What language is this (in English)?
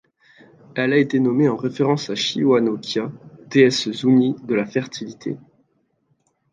French